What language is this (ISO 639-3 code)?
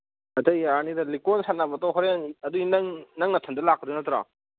mni